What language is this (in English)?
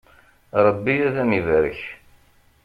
Kabyle